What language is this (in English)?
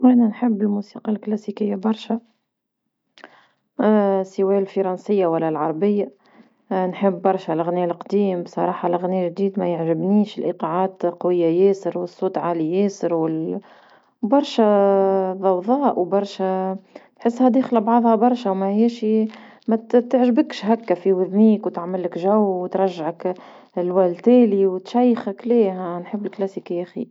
Tunisian Arabic